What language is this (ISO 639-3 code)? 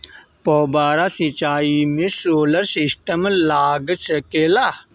bho